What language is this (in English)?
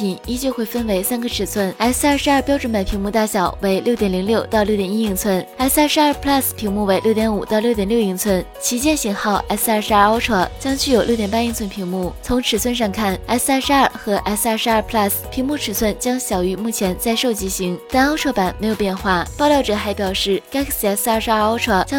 Chinese